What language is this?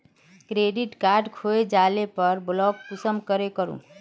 Magahi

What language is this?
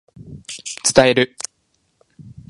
Japanese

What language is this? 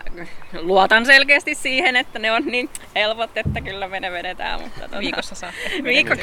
Finnish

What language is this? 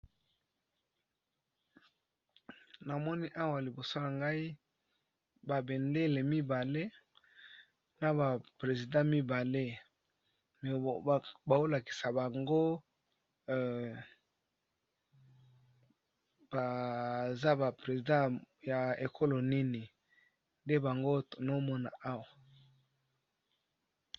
Lingala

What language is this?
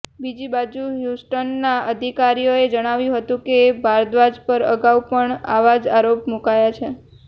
Gujarati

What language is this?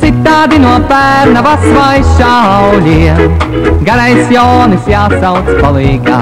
Latvian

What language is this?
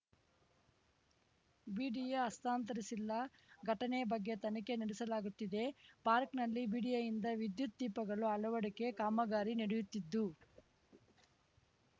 Kannada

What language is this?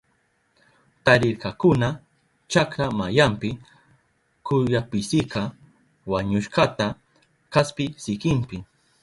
Southern Pastaza Quechua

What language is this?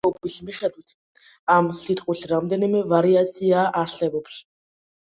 Georgian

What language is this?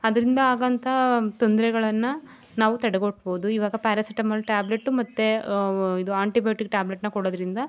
Kannada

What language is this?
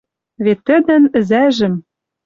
Western Mari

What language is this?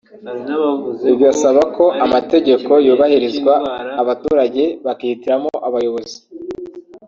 Kinyarwanda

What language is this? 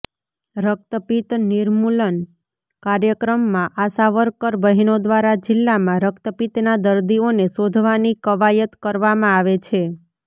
Gujarati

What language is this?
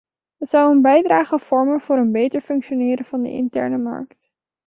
Dutch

